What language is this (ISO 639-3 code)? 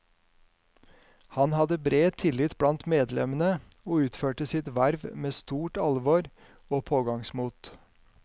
nor